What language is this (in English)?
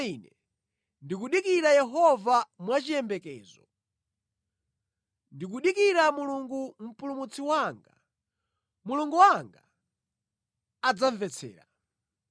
Nyanja